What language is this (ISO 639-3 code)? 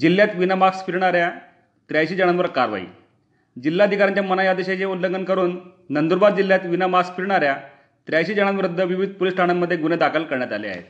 mar